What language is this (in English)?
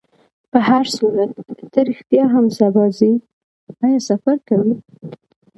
Pashto